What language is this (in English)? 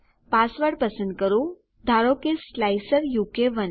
Gujarati